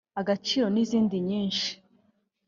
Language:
Kinyarwanda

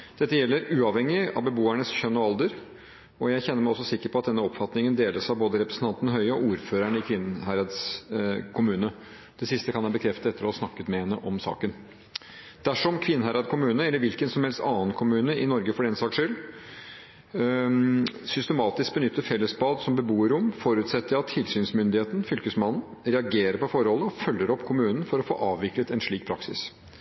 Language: Norwegian Bokmål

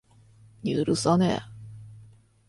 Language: Japanese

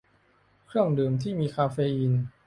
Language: Thai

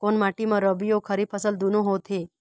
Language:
Chhattisgarhi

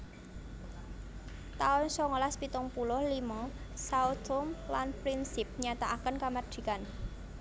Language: Javanese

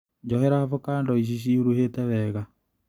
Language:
Kikuyu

